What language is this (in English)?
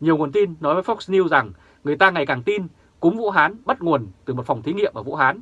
Vietnamese